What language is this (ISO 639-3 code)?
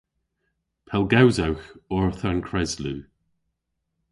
cor